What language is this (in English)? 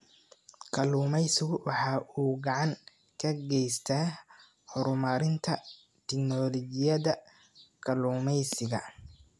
Somali